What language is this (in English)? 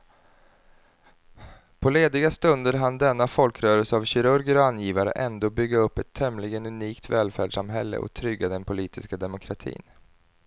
Swedish